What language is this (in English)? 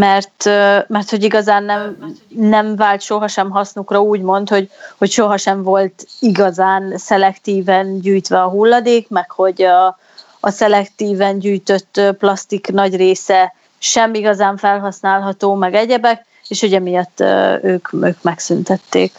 Hungarian